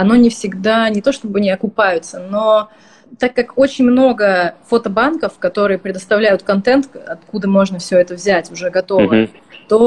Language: Russian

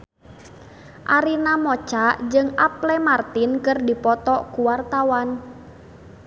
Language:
Sundanese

